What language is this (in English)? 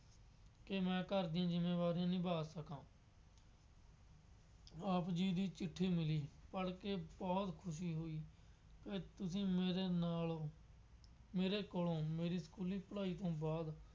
Punjabi